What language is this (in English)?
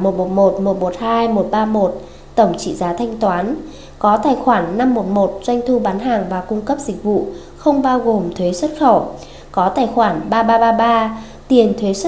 Vietnamese